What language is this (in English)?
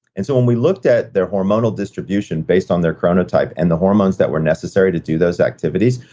English